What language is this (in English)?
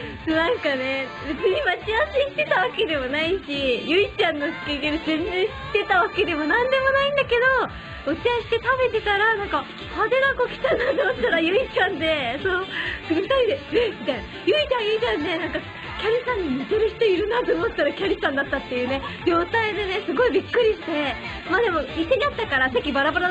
Japanese